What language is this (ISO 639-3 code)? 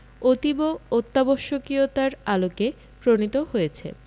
ben